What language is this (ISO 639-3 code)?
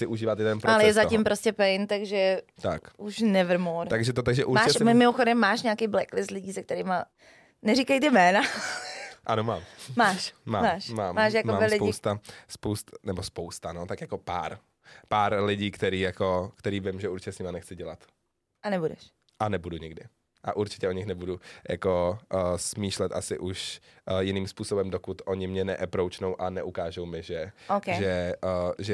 ces